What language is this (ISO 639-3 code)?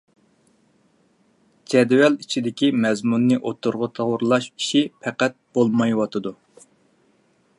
uig